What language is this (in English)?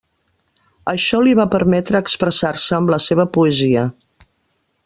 Catalan